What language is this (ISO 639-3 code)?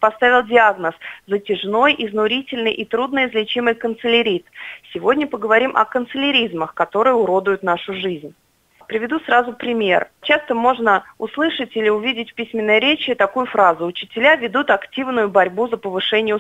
rus